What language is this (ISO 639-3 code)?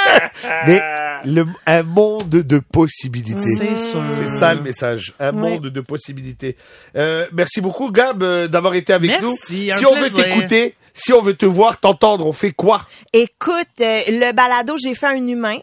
fra